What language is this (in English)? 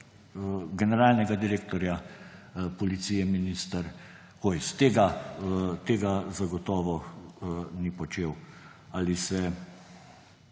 Slovenian